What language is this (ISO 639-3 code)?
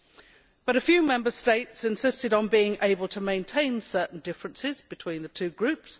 eng